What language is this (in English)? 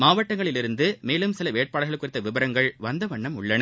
Tamil